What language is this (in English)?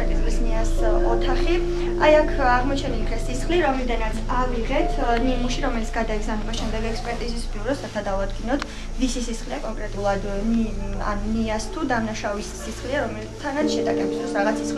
Romanian